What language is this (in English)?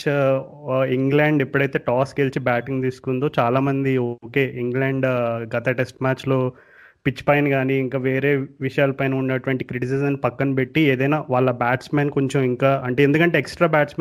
Telugu